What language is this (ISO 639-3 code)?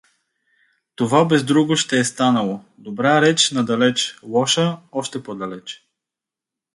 bul